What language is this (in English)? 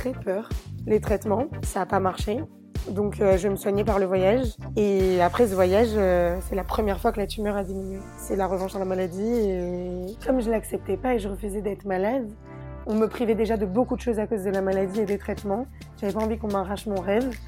French